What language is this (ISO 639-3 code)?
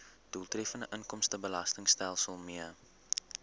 afr